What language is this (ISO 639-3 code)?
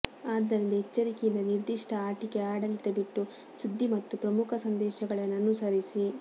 kan